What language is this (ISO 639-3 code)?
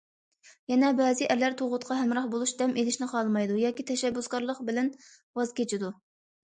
uig